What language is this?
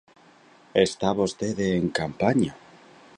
Galician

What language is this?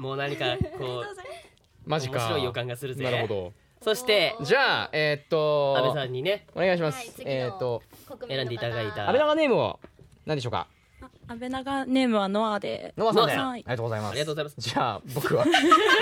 Japanese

